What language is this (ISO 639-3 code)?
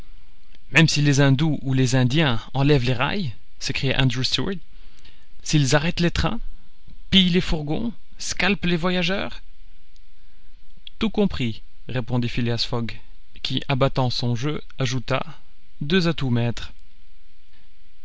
fra